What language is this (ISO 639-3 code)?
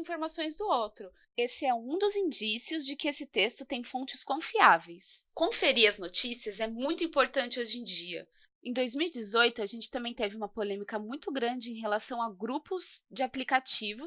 por